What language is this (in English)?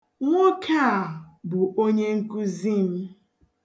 Igbo